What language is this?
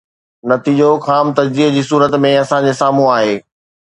Sindhi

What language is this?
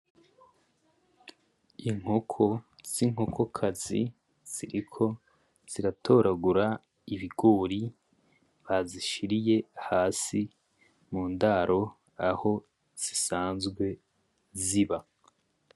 Rundi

